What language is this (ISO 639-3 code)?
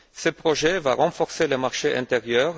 fra